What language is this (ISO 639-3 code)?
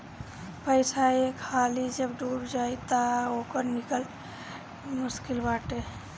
bho